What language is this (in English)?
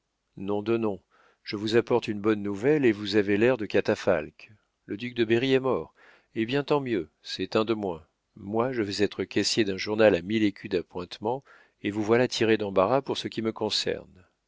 French